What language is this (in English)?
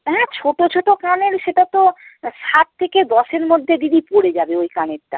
Bangla